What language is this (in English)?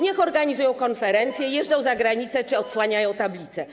Polish